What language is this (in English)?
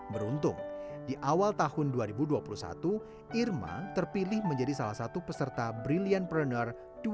Indonesian